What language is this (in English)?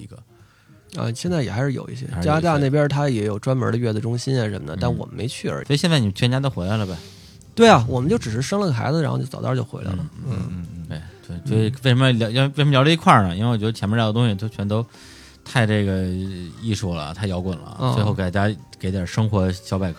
Chinese